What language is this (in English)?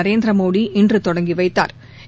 Tamil